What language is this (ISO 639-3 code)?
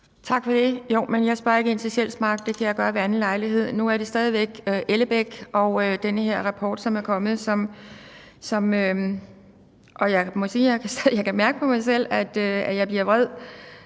dan